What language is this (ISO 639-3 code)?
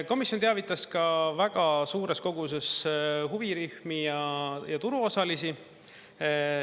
est